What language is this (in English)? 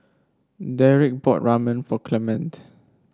English